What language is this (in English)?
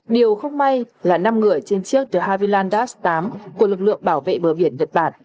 Vietnamese